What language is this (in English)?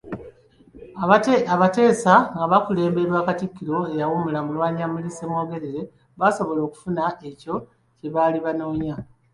Ganda